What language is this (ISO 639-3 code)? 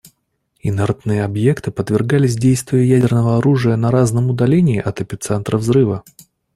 rus